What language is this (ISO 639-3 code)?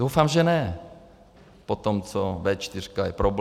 ces